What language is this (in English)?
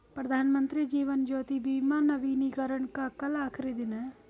Hindi